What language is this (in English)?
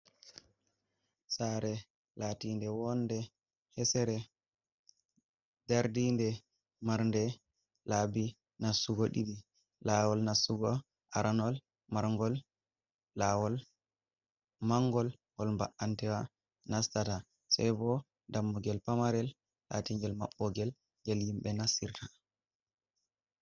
Fula